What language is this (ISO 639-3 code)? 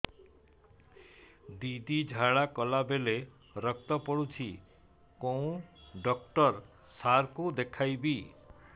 ori